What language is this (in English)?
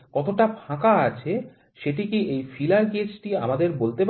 Bangla